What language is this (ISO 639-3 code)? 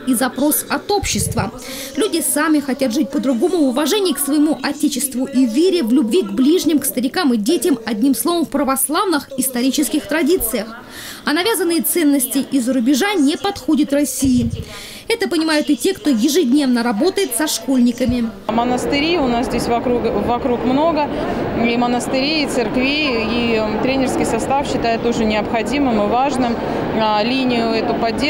rus